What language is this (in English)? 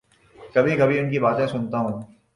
Urdu